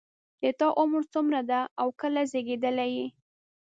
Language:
Pashto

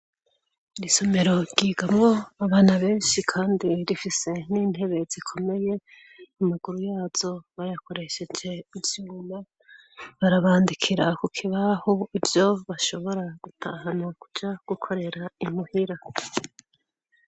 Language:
Rundi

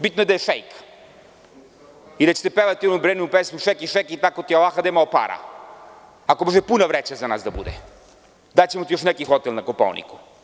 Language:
Serbian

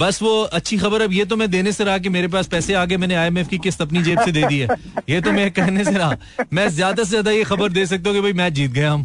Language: Hindi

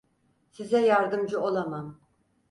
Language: Turkish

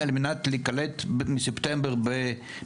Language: Hebrew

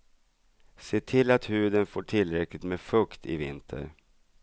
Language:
Swedish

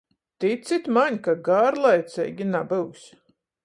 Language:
Latgalian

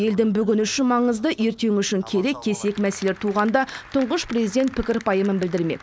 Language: Kazakh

